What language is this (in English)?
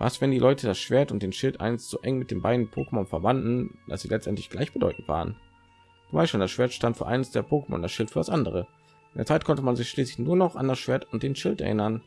German